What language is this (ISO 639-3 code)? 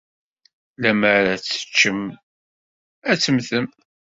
kab